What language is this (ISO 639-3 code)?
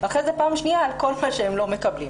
heb